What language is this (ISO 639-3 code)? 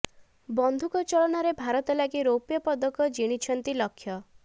ori